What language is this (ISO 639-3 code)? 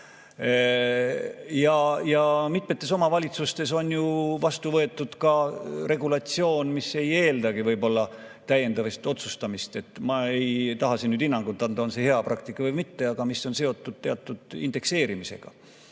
est